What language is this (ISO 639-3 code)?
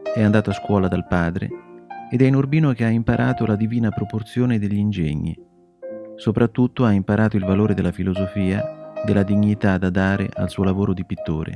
ita